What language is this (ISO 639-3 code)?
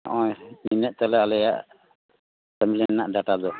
sat